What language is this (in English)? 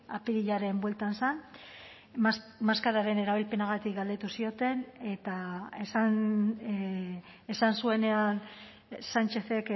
Basque